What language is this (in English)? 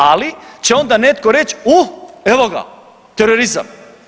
Croatian